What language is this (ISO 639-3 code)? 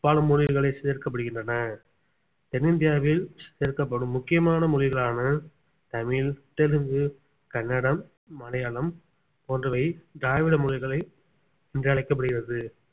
tam